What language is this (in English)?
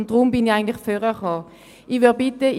Swiss German